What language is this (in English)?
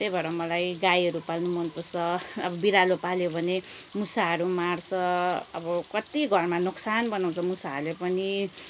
Nepali